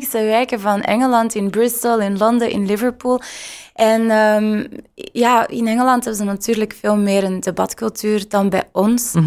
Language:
Dutch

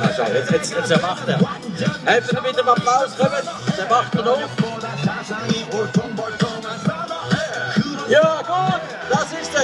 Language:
Czech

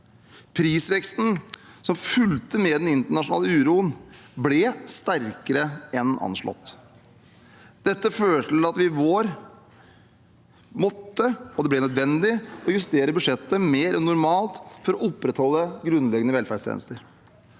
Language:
Norwegian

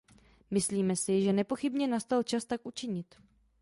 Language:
Czech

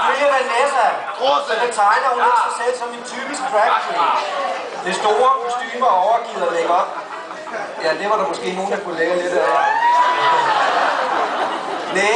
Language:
Danish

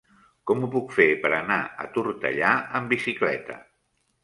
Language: Catalan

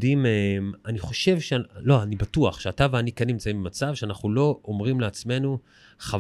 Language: Hebrew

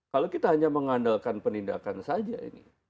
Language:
Indonesian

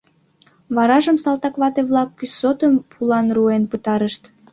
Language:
Mari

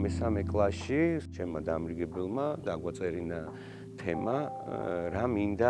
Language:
Persian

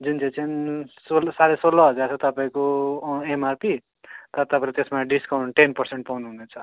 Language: Nepali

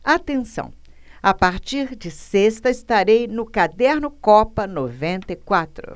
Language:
Portuguese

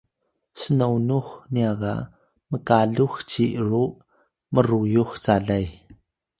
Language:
Atayal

